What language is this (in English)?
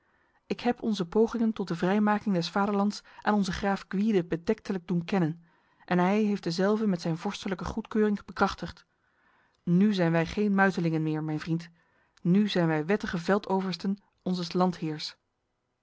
Dutch